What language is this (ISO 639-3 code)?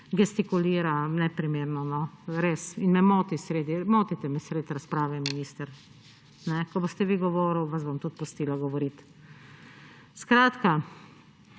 slv